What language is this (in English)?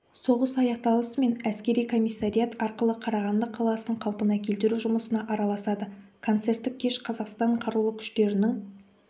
Kazakh